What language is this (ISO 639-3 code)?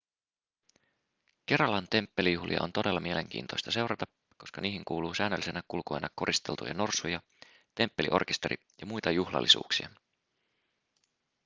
fin